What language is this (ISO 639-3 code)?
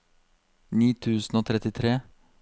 nor